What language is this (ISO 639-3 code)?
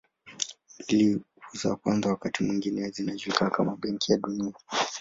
swa